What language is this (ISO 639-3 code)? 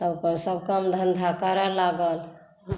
mai